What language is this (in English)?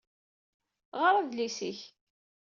Kabyle